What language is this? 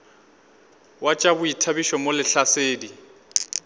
Northern Sotho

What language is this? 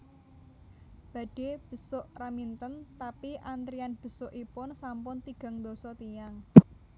Javanese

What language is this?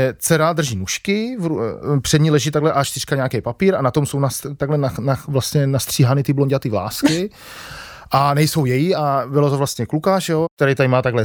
Czech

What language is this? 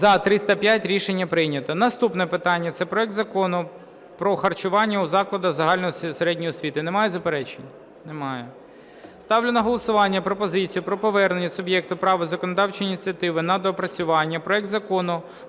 Ukrainian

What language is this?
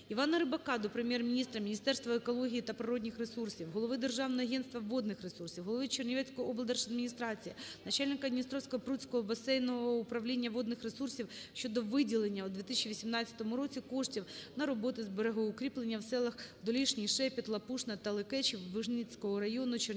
Ukrainian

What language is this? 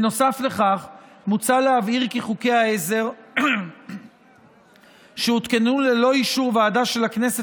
Hebrew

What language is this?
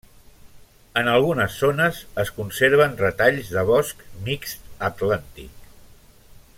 Catalan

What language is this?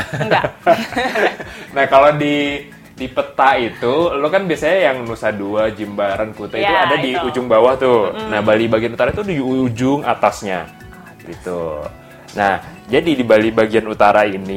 Indonesian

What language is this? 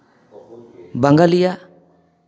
Santali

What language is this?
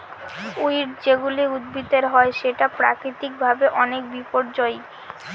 Bangla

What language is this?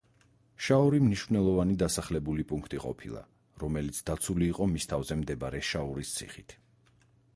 Georgian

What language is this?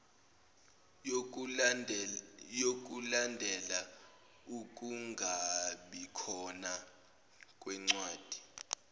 Zulu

